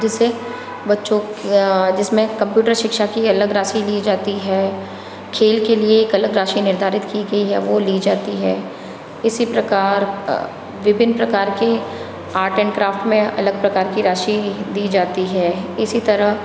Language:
Hindi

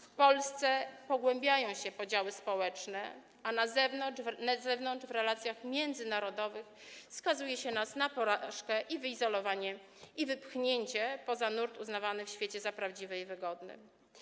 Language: Polish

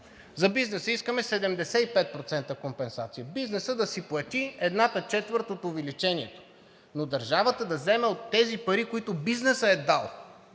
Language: Bulgarian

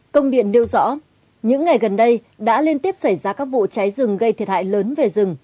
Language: Vietnamese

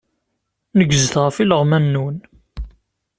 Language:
Kabyle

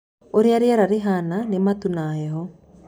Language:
Kikuyu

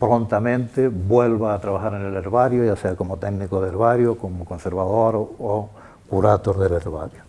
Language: Spanish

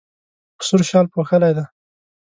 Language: Pashto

